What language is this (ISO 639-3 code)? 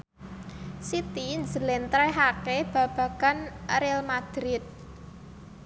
jav